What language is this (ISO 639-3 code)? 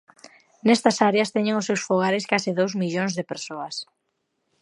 glg